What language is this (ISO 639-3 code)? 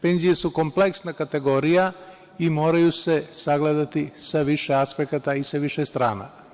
srp